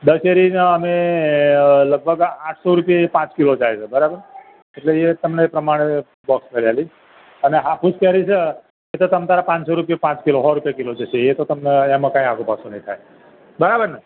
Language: Gujarati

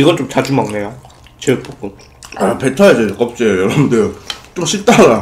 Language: Korean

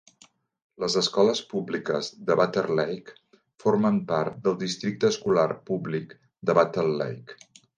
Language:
Catalan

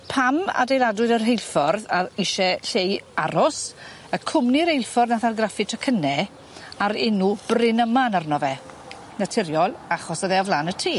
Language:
Welsh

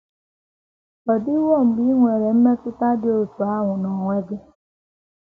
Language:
Igbo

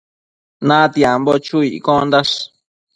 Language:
Matsés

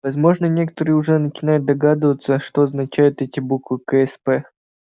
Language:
Russian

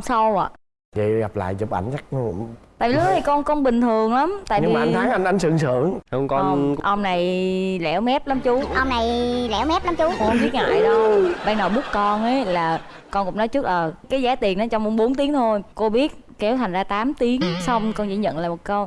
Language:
Vietnamese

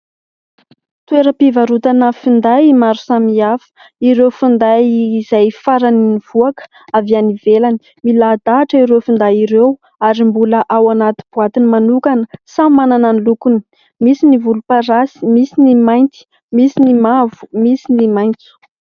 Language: Malagasy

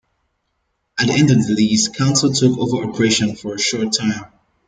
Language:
English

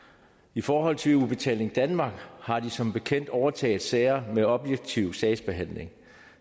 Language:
Danish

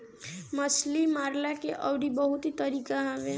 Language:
Bhojpuri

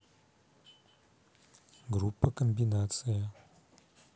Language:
Russian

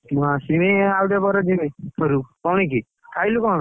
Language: Odia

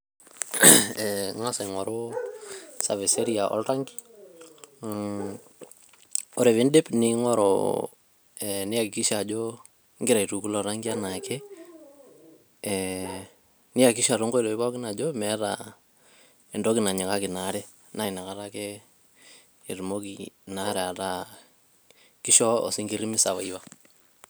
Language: Masai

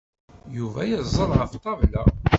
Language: Kabyle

